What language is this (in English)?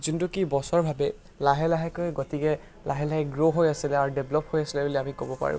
Assamese